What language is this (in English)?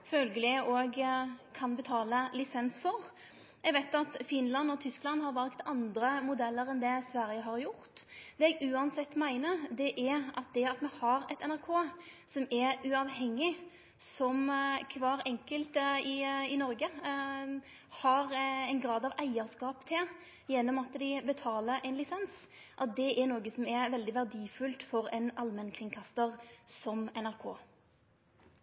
Norwegian Nynorsk